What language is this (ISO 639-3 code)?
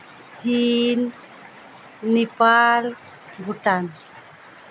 sat